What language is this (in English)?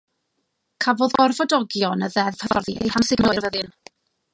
Welsh